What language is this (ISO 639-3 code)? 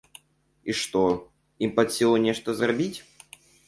bel